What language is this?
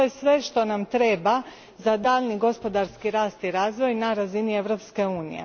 Croatian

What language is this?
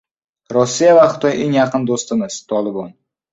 Uzbek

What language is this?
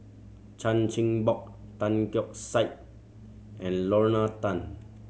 English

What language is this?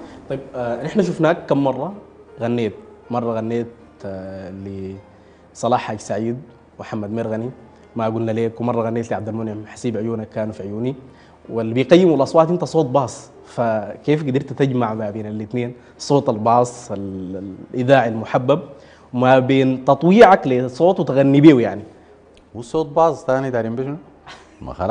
Arabic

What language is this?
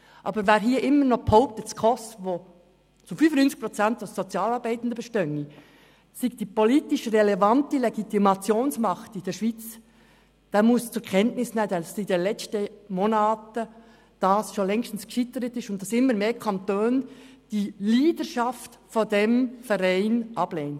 Swiss German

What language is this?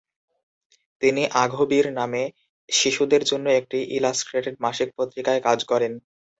Bangla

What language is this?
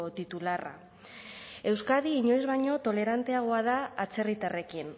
Basque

